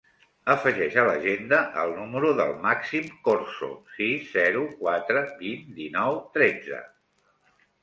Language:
Catalan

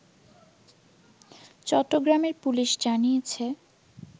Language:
Bangla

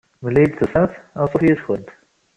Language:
Kabyle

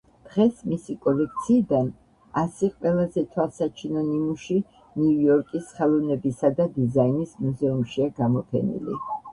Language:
Georgian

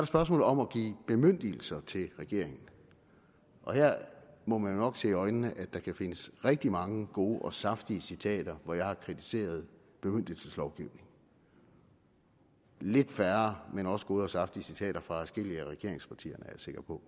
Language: Danish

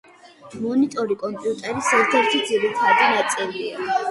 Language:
Georgian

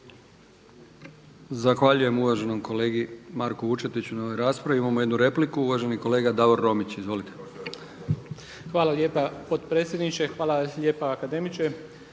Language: Croatian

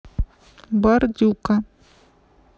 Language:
Russian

